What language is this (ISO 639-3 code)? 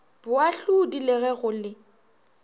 nso